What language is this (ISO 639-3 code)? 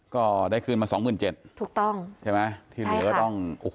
tha